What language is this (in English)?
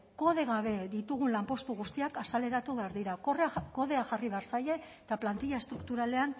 Basque